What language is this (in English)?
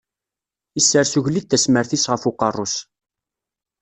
Kabyle